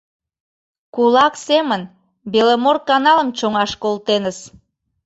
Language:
Mari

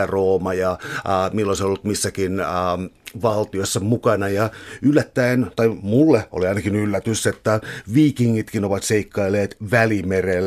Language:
Finnish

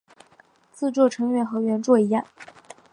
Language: Chinese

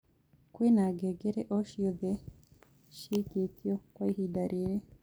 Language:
Kikuyu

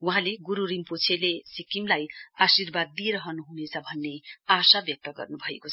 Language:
Nepali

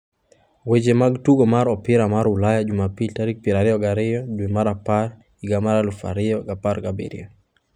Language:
Luo (Kenya and Tanzania)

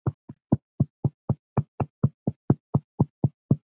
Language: Icelandic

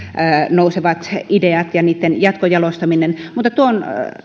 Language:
Finnish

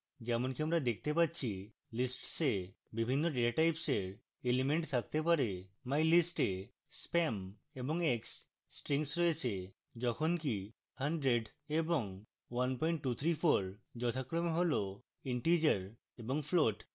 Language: Bangla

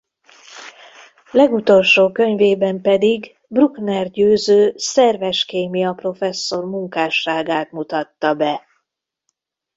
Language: Hungarian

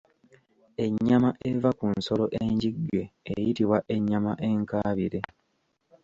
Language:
Ganda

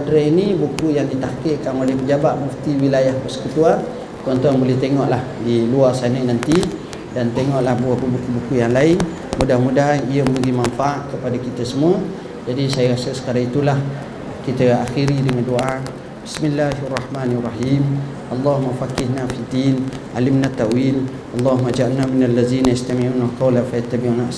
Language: Malay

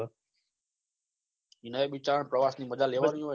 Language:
Gujarati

